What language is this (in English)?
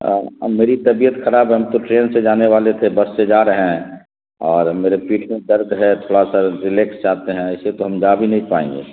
Urdu